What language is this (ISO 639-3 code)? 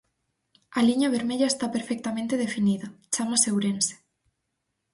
glg